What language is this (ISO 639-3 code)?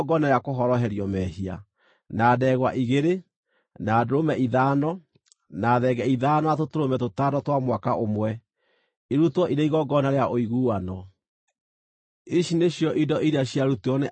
kik